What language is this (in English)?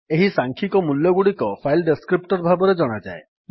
Odia